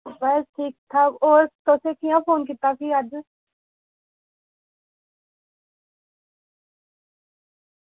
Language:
Dogri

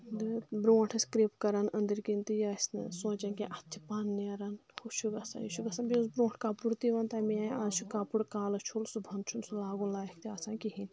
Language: Kashmiri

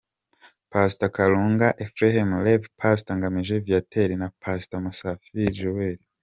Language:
Kinyarwanda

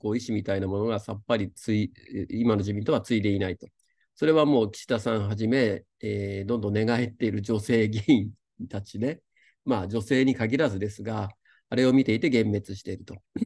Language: Japanese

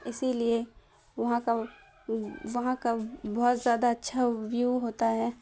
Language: Urdu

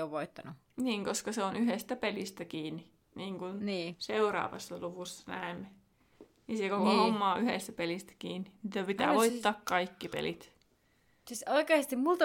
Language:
Finnish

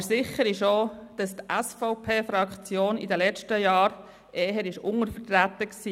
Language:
Swiss German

